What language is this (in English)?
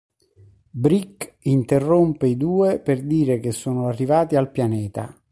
Italian